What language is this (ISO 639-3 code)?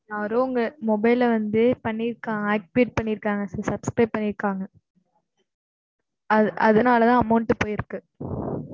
tam